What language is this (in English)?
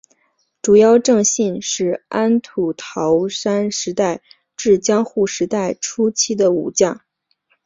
Chinese